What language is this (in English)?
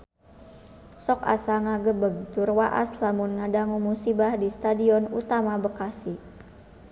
Sundanese